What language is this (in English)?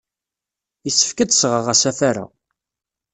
Kabyle